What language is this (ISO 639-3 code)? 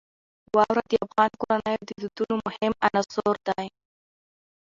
pus